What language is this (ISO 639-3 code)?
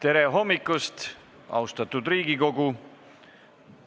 est